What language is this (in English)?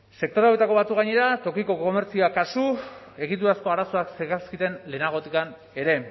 Basque